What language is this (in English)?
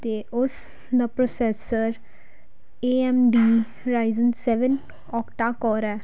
Punjabi